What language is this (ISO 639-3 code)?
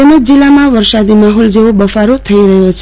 guj